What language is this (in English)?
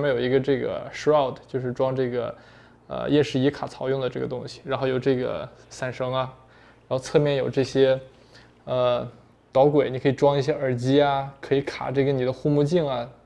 Chinese